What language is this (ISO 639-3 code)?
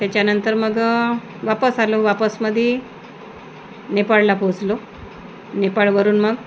mar